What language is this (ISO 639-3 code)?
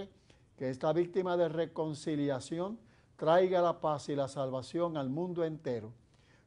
spa